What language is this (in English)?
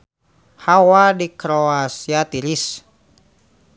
Sundanese